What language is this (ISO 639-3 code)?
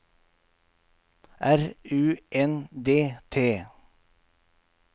nor